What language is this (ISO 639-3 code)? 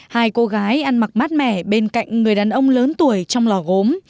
vie